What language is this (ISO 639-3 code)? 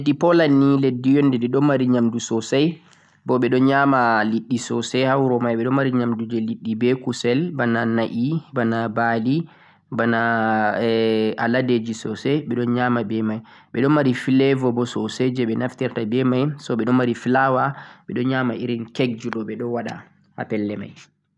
fuq